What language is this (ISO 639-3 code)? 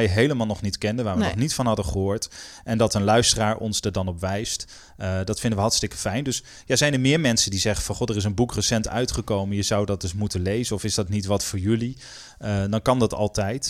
nld